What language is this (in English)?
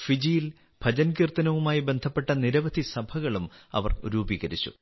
Malayalam